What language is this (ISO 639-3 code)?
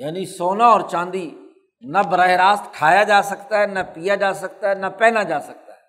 urd